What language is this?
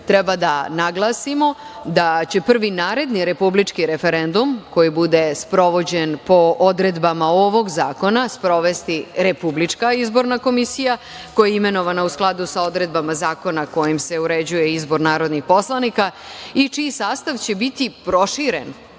Serbian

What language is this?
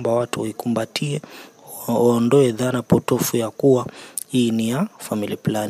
Swahili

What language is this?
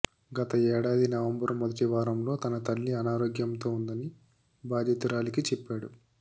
Telugu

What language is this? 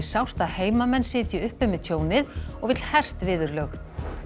Icelandic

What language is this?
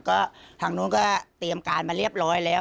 Thai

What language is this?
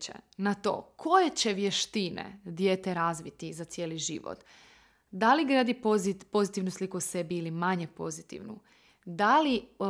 Croatian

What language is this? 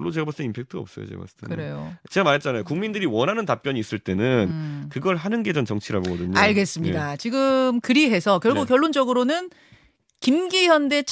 Korean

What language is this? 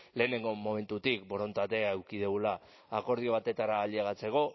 Basque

